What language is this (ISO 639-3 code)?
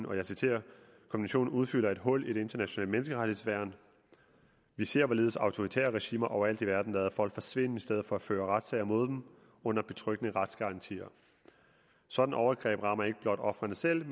dan